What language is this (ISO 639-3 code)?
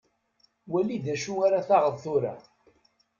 kab